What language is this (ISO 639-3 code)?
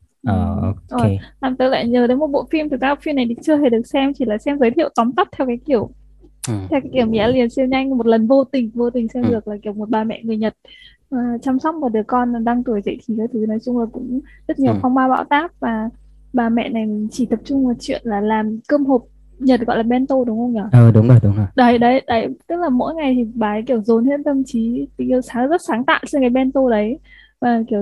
vie